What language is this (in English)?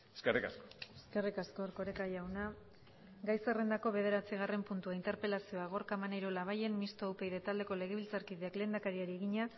Basque